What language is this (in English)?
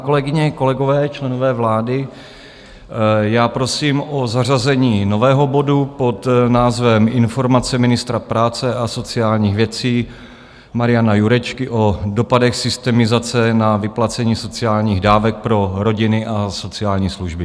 Czech